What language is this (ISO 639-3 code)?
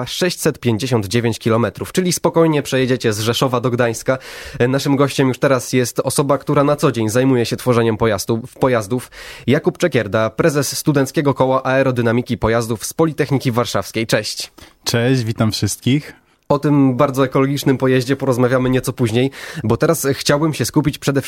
pol